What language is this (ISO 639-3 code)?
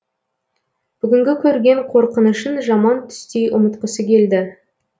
kaz